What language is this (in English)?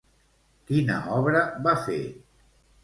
Catalan